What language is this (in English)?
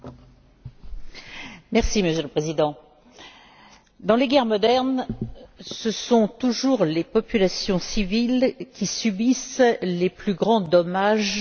French